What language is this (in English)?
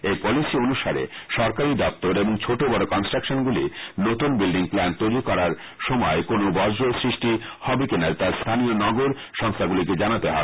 Bangla